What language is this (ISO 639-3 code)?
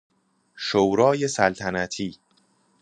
fas